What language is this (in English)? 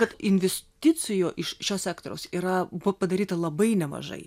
Lithuanian